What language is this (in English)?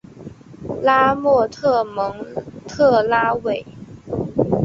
Chinese